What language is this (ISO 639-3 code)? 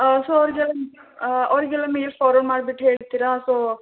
kan